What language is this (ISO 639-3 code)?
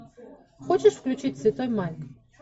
rus